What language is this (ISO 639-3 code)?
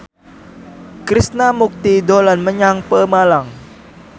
jav